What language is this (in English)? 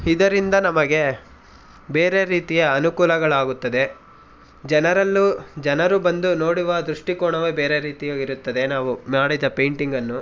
Kannada